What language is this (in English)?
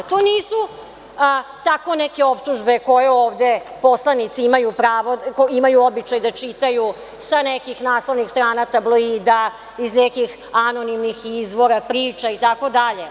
Serbian